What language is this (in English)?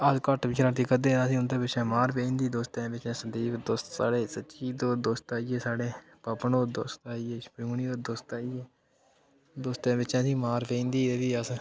Dogri